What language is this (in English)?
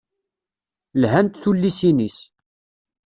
Kabyle